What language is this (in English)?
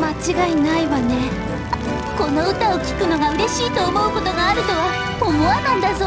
Japanese